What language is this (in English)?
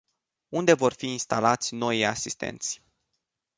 Romanian